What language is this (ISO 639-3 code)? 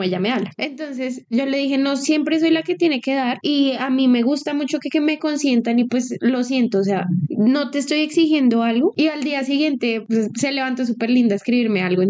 spa